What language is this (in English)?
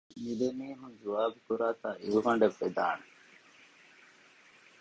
Divehi